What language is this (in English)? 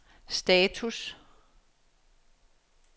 Danish